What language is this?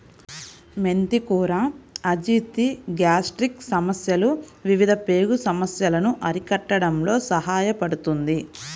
Telugu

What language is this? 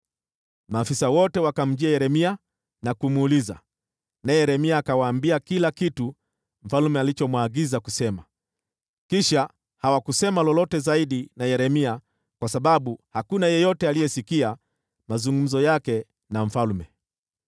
Swahili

